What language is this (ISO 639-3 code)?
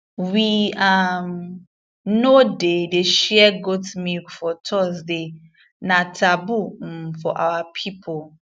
pcm